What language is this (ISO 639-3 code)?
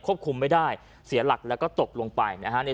tha